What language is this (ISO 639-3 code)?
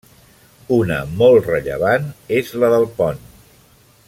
cat